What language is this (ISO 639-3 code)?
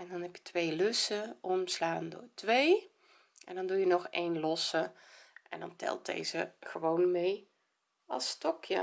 nld